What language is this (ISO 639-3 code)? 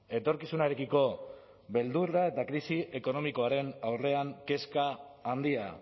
eus